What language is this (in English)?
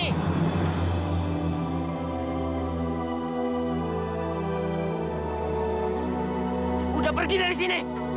Indonesian